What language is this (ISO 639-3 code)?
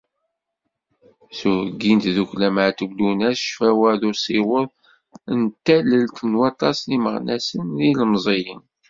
kab